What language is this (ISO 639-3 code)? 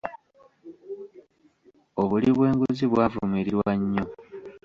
lug